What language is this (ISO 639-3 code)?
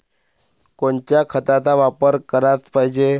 mar